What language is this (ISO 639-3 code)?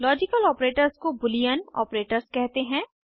hin